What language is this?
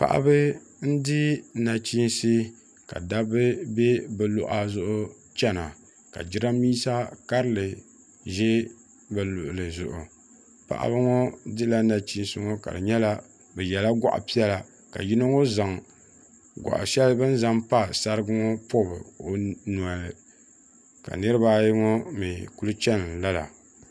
Dagbani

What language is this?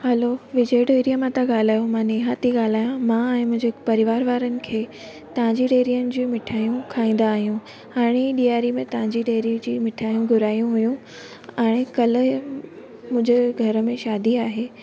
Sindhi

